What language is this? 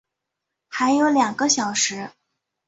Chinese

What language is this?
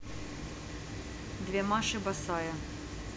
Russian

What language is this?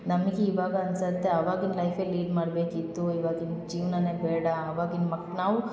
Kannada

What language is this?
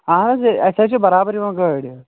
Kashmiri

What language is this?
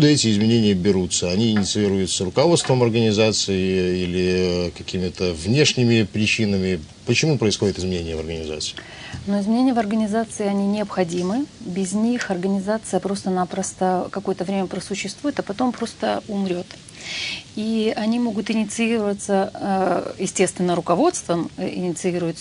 Russian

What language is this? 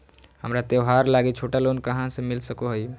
Magahi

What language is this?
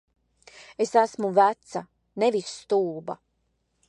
Latvian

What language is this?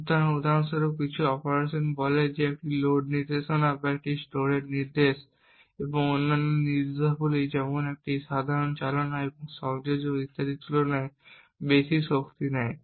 Bangla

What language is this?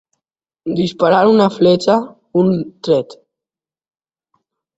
Catalan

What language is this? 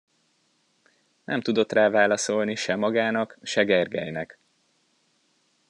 Hungarian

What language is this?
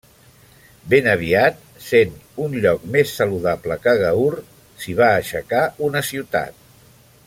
Catalan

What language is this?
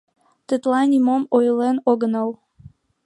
Mari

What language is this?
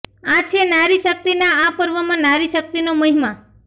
Gujarati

